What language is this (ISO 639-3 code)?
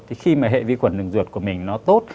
vie